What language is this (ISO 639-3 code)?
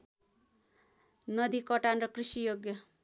nep